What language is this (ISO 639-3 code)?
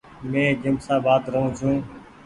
gig